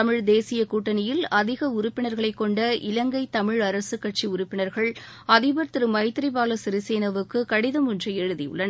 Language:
Tamil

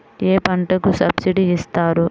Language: Telugu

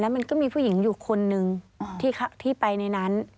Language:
Thai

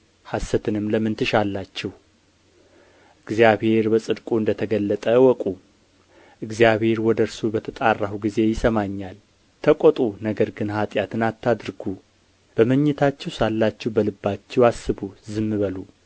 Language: Amharic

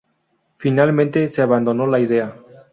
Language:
Spanish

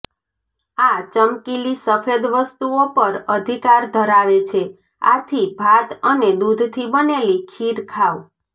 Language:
Gujarati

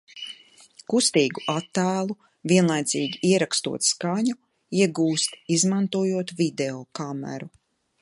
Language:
Latvian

